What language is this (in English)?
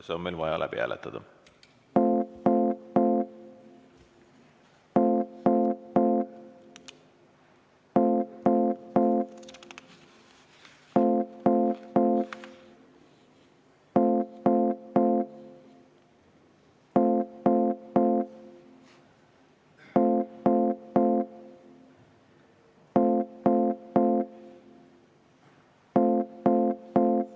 Estonian